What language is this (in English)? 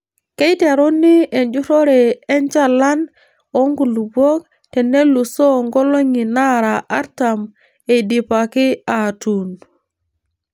Masai